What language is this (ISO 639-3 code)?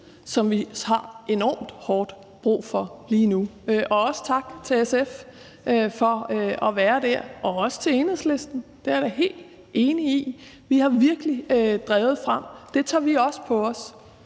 dan